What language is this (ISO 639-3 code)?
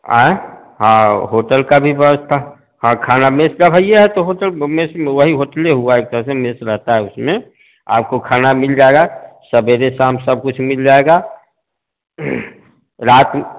hin